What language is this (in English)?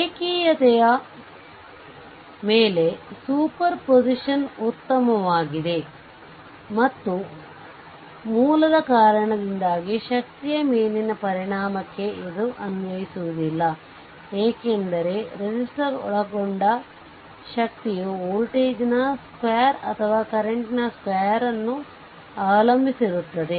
Kannada